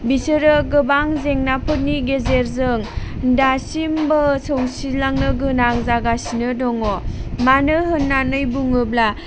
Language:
Bodo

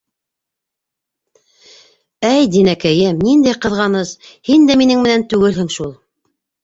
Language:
Bashkir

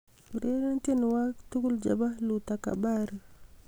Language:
Kalenjin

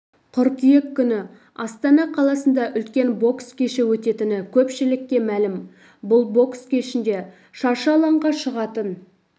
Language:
Kazakh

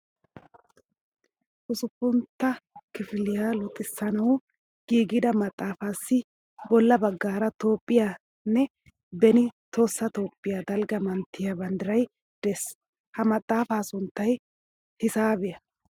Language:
Wolaytta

